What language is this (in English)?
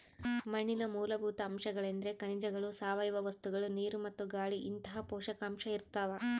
Kannada